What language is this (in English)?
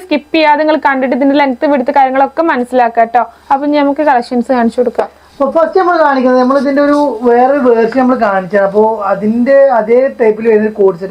Arabic